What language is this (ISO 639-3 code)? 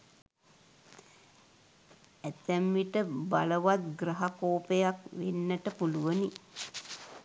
sin